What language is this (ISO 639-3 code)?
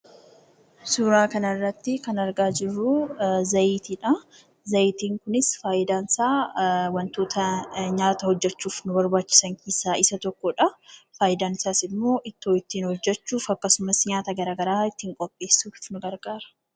orm